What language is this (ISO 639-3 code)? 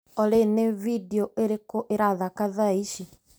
kik